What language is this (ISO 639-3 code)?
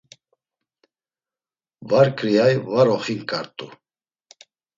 lzz